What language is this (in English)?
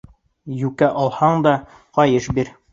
Bashkir